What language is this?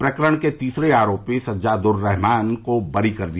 Hindi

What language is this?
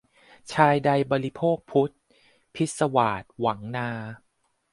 Thai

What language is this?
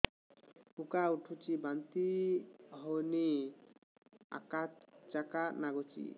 Odia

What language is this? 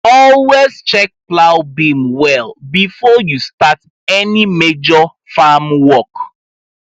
Nigerian Pidgin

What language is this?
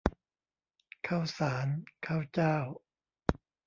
Thai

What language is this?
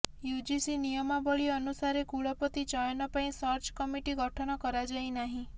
Odia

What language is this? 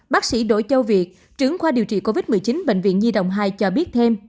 Vietnamese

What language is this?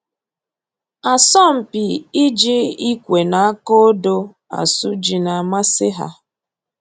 Igbo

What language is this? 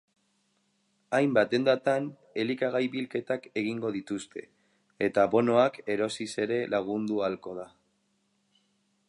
Basque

